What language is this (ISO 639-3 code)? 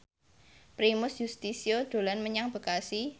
jav